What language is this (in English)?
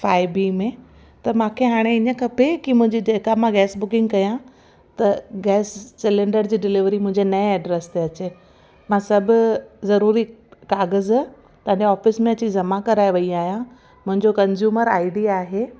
Sindhi